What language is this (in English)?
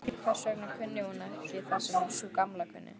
Icelandic